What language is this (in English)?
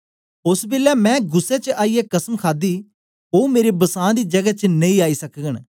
Dogri